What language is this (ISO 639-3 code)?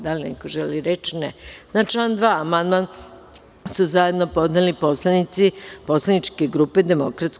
srp